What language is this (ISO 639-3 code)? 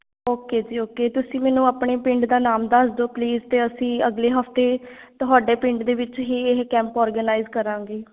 pan